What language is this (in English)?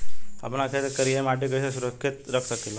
Bhojpuri